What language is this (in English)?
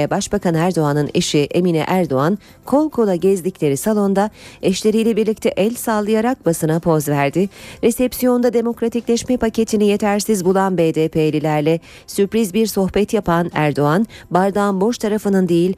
Turkish